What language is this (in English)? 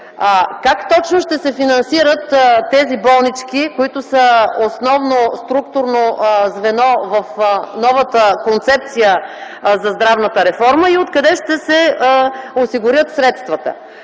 Bulgarian